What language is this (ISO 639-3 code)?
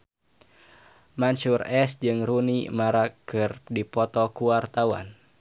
sun